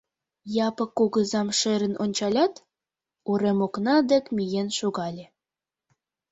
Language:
Mari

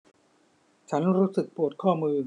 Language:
Thai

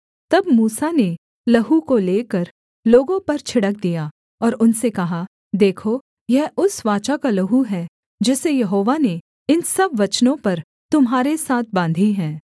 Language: Hindi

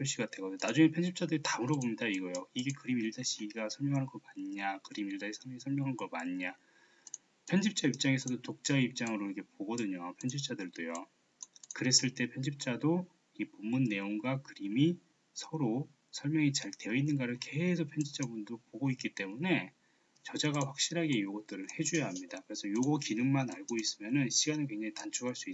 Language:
Korean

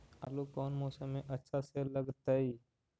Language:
Magahi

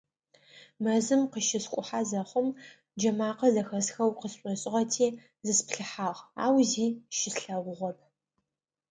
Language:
Adyghe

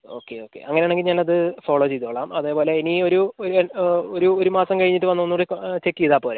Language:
Malayalam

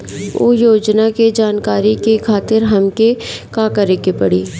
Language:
Bhojpuri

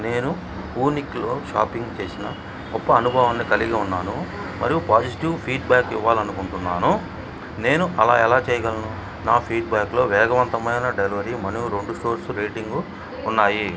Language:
Telugu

